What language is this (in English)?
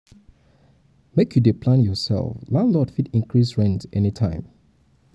Nigerian Pidgin